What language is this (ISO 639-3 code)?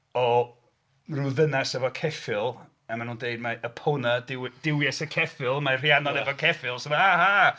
cym